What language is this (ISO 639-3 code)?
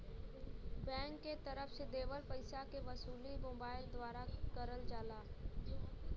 bho